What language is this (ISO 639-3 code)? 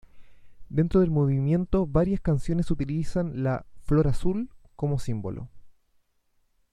spa